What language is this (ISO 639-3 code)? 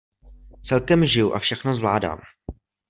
ces